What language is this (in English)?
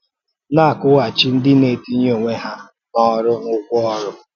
Igbo